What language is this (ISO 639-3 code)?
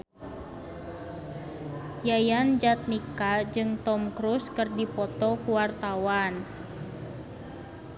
sun